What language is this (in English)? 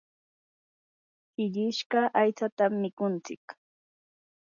Yanahuanca Pasco Quechua